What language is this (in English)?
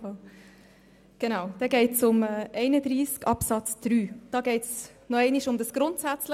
Swiss German